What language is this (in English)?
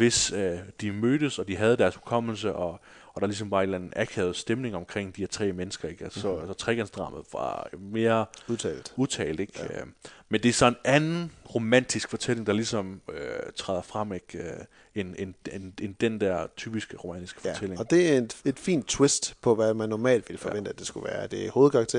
Danish